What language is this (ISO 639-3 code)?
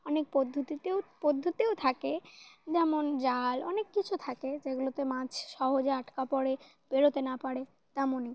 ben